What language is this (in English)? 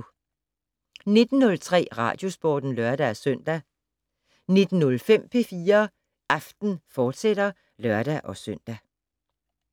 Danish